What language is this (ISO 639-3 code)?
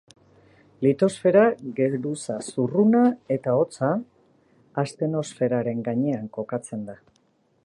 eus